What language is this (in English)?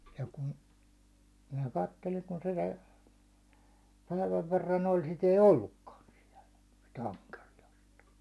Finnish